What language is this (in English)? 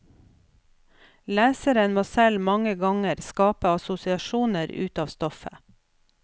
Norwegian